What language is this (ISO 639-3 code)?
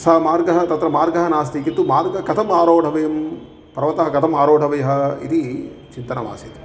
san